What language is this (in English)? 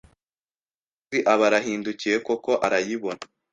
Kinyarwanda